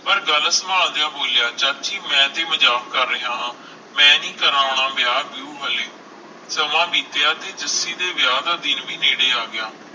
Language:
Punjabi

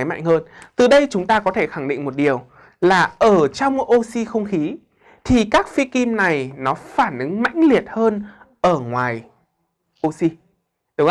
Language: Vietnamese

